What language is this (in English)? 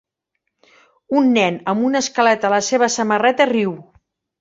Catalan